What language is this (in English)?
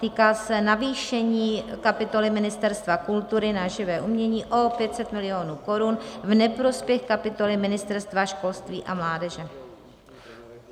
Czech